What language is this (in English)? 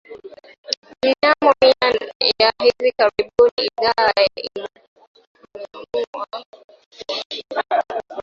Swahili